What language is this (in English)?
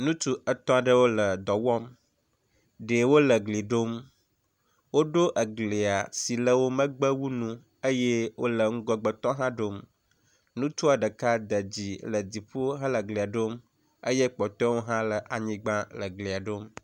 Ewe